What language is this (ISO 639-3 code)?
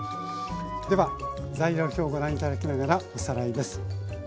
jpn